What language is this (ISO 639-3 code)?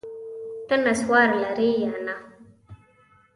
pus